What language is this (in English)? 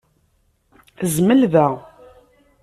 Kabyle